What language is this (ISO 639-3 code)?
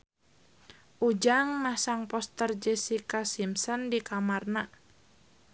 sun